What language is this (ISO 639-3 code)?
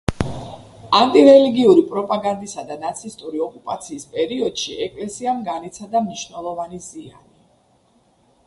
kat